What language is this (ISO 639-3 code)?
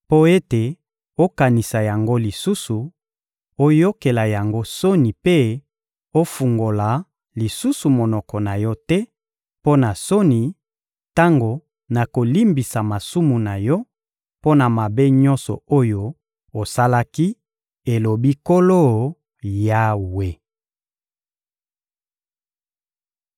lin